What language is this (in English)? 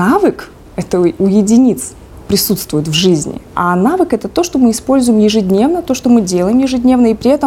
Russian